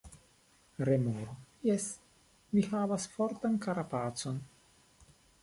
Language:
Esperanto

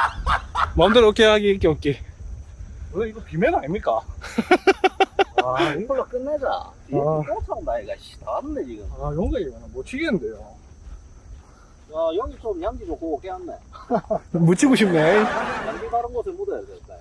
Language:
Korean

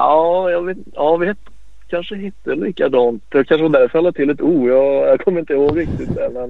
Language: Swedish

